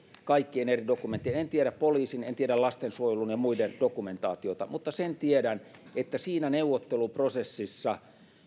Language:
Finnish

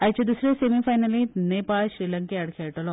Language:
Konkani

